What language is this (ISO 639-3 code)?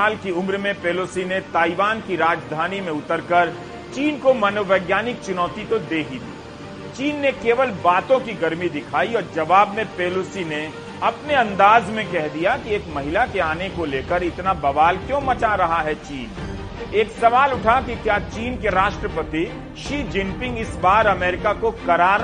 hin